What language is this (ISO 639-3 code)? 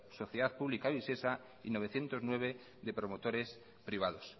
spa